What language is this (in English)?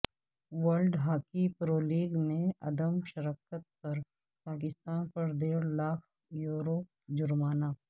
Urdu